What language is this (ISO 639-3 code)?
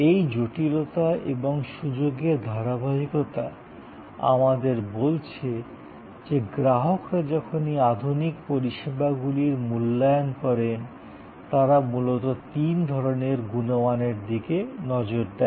ben